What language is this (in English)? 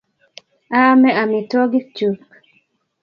Kalenjin